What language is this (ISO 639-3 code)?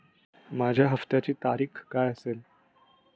mar